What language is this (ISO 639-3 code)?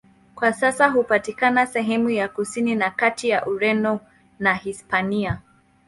swa